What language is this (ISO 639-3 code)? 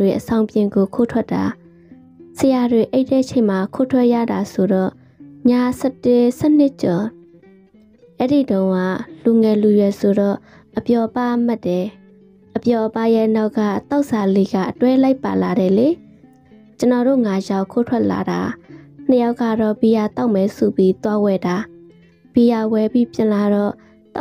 tha